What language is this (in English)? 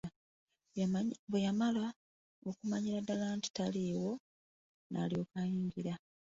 Ganda